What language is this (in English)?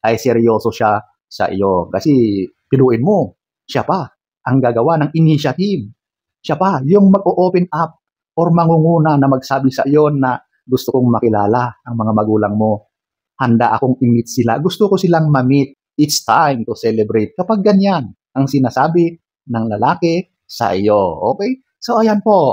Filipino